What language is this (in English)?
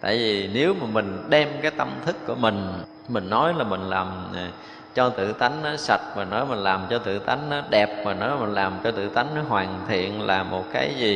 Vietnamese